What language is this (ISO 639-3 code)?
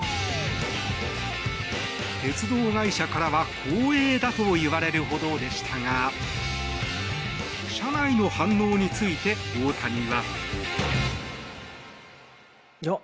jpn